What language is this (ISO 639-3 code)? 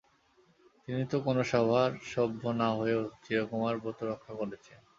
ben